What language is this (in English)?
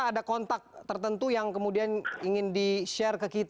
Indonesian